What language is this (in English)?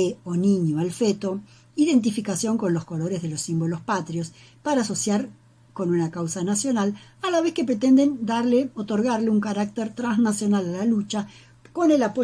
Spanish